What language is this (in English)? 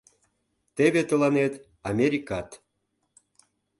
Mari